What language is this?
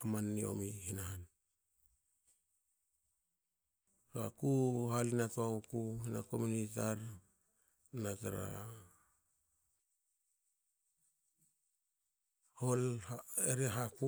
Hakö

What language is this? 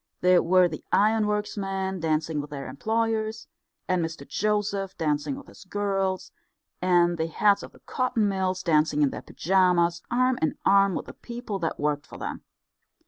English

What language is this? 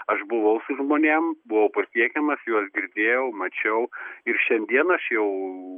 Lithuanian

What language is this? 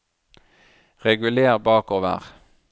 Norwegian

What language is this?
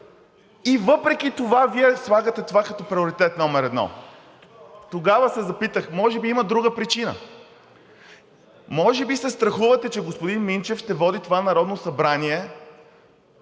Bulgarian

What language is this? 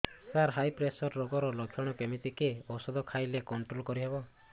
Odia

